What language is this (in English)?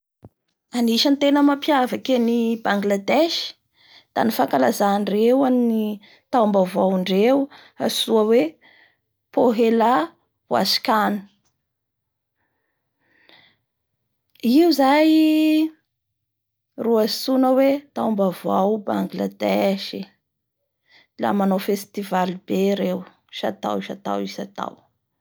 Bara Malagasy